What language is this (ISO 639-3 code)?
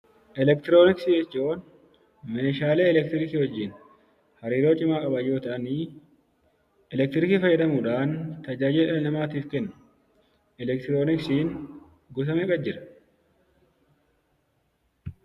orm